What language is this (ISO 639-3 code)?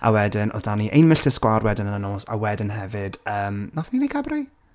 cym